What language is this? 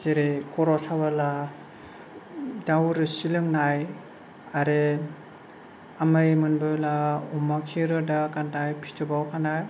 Bodo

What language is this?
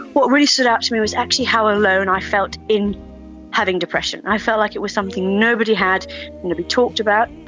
English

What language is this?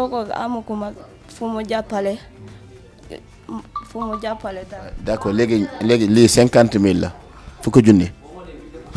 Arabic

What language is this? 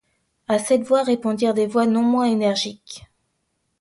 French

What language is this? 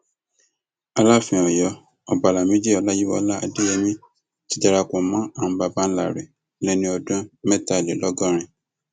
Yoruba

